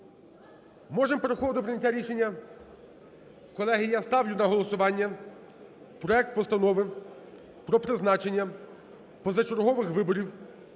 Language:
Ukrainian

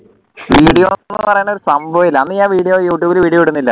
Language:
Malayalam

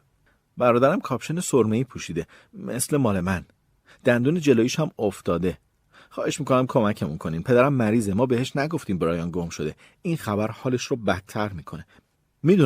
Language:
Persian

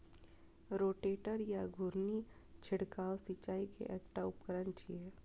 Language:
Maithili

